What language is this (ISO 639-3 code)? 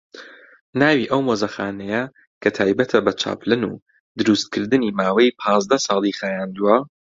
ckb